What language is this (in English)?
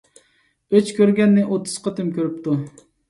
Uyghur